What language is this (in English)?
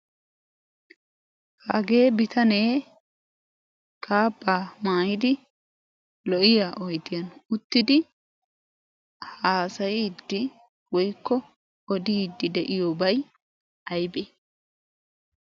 Wolaytta